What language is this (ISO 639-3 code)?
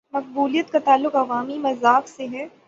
urd